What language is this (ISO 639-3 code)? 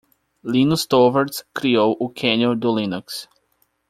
por